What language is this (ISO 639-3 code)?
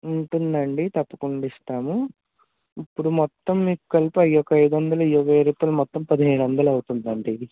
tel